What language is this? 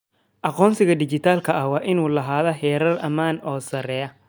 Somali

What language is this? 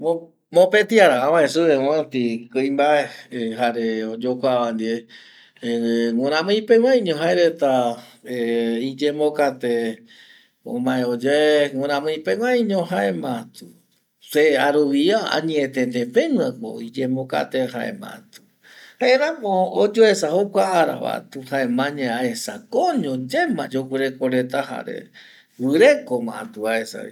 Eastern Bolivian Guaraní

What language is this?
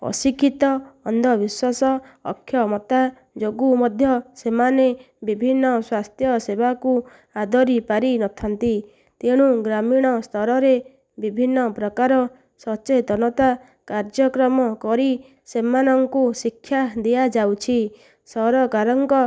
Odia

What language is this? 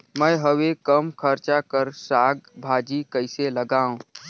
Chhattisgarhi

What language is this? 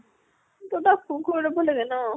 Assamese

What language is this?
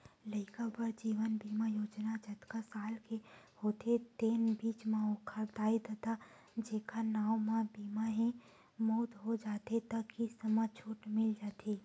Chhattisgarhi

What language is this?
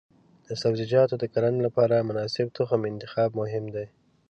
Pashto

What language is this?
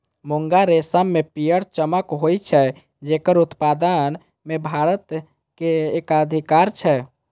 Maithili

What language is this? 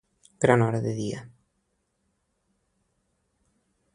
Catalan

